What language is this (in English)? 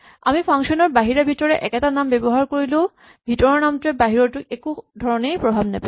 Assamese